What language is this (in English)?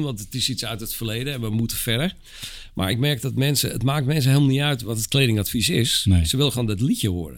Dutch